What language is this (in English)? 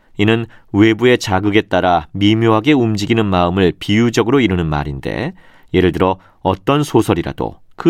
Korean